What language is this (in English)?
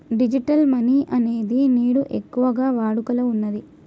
Telugu